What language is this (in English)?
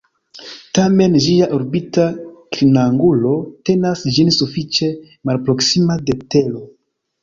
Esperanto